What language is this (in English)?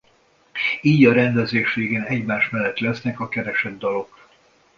Hungarian